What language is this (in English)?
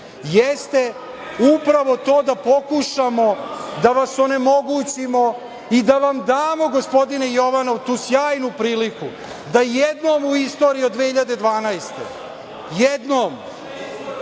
Serbian